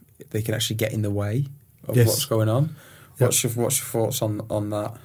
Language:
English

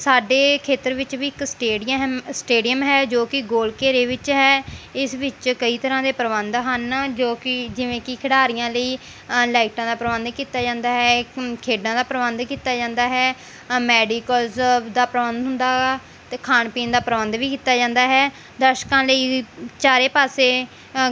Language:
Punjabi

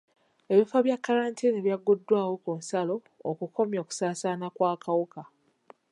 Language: Ganda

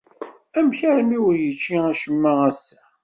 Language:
Kabyle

